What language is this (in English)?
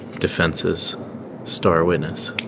English